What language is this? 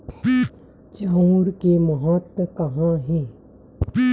Chhattisgarhi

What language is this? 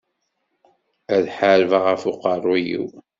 Kabyle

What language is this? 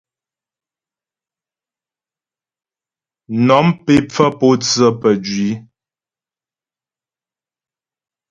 Ghomala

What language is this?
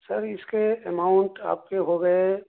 Urdu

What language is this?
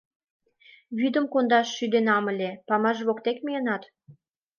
Mari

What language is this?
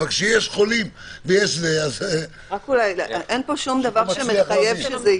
Hebrew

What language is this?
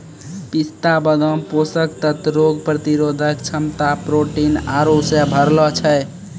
Maithili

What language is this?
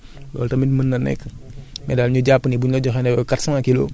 Wolof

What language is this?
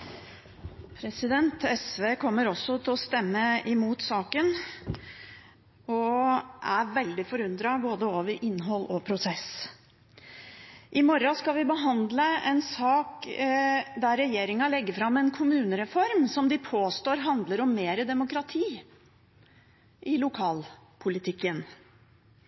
Norwegian Bokmål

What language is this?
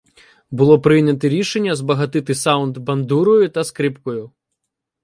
Ukrainian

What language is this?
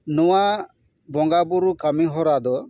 Santali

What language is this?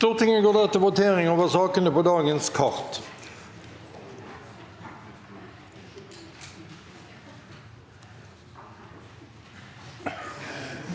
Norwegian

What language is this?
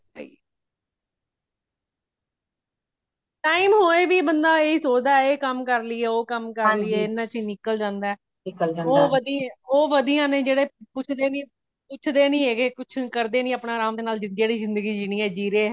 Punjabi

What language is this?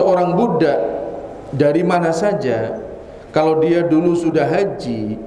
Indonesian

